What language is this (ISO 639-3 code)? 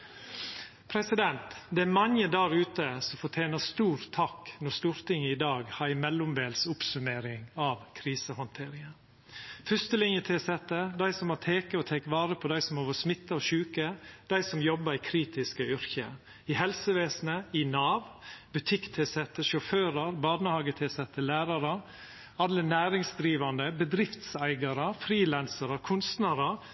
nno